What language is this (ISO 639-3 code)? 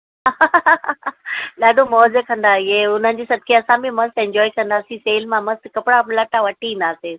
snd